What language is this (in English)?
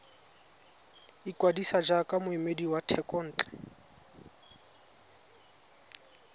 Tswana